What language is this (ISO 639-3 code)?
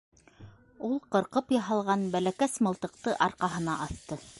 bak